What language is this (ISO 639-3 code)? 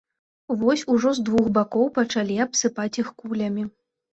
bel